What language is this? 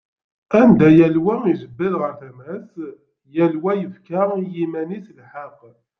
Kabyle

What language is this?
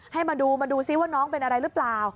Thai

